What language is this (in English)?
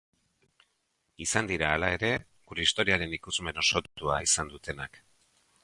Basque